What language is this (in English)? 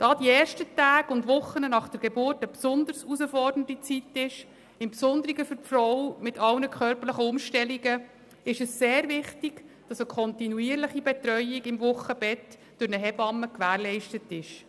Swiss German